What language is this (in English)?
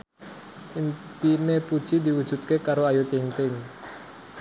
Javanese